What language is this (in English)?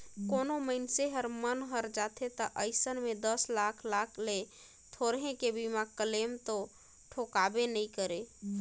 Chhattisgarhi